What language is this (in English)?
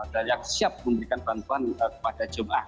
Indonesian